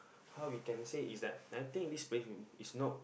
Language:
English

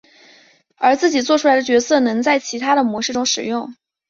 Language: Chinese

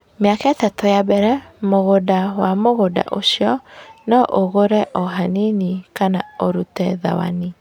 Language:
Kikuyu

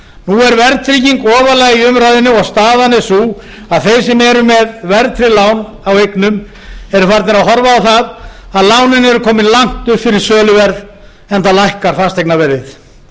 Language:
Icelandic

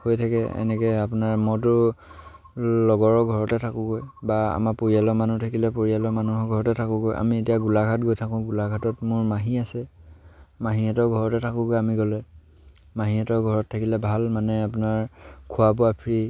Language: Assamese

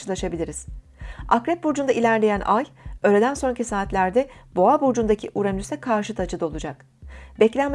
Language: Turkish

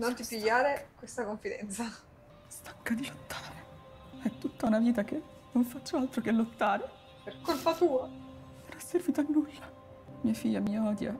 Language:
Italian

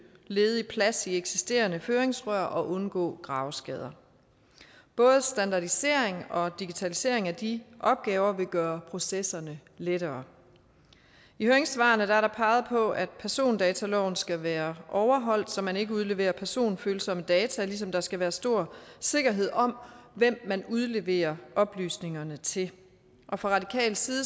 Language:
Danish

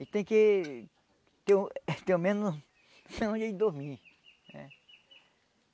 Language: Portuguese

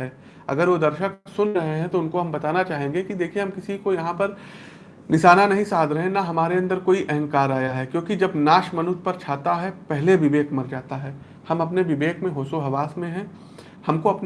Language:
Hindi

